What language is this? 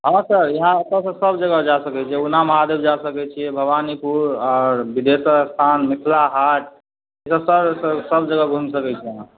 Maithili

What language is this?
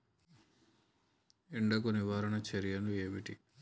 Telugu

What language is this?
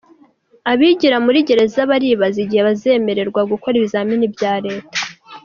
Kinyarwanda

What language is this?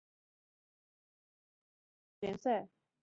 Chinese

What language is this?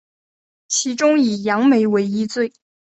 Chinese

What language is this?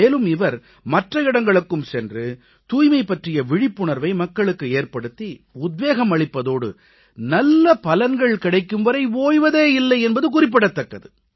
Tamil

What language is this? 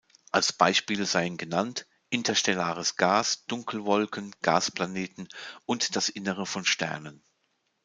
German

